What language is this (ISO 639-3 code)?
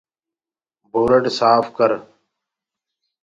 ggg